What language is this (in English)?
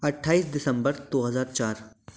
Hindi